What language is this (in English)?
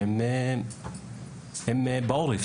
Hebrew